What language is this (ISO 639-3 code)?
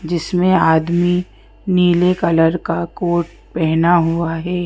hin